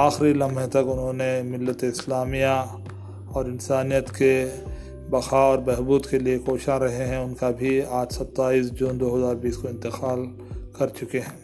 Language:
Urdu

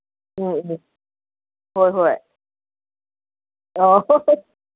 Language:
Manipuri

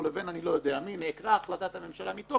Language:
Hebrew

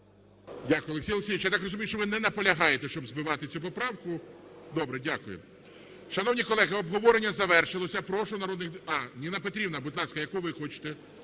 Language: Ukrainian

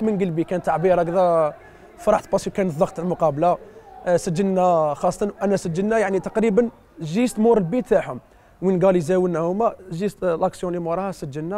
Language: Arabic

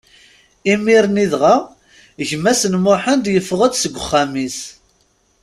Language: Kabyle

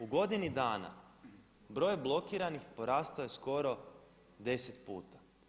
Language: Croatian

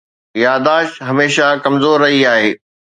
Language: Sindhi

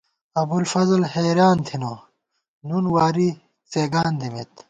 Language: Gawar-Bati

